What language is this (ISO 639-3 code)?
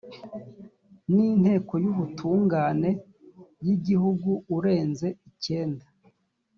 kin